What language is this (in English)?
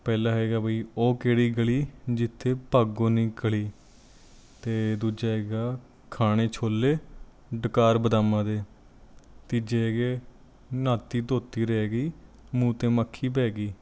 Punjabi